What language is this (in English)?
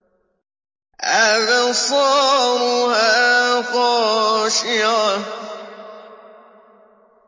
Arabic